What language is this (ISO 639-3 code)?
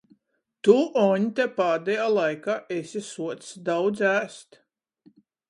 ltg